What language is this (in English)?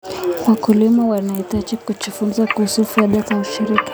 Kalenjin